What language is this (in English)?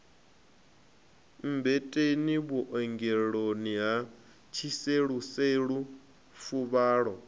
Venda